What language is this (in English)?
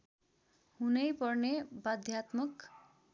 Nepali